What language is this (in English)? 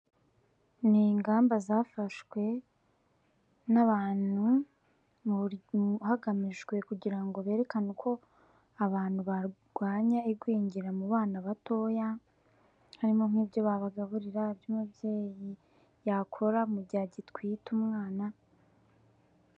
Kinyarwanda